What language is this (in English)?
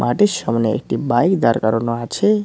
Bangla